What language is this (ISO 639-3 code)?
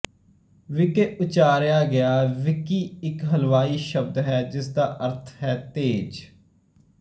pan